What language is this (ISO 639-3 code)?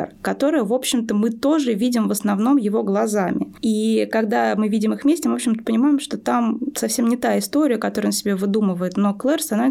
rus